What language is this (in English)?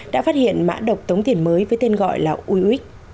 Vietnamese